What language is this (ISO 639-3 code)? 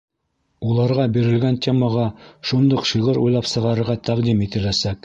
bak